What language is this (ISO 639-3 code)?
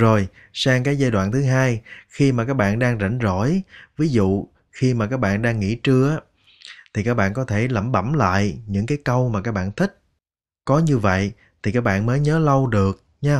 vie